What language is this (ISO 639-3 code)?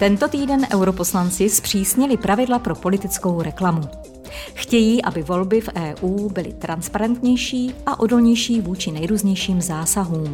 ces